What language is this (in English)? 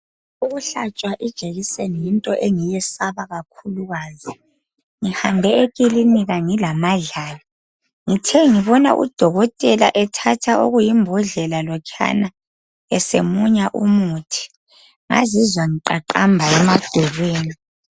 North Ndebele